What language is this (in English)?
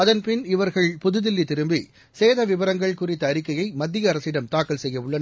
Tamil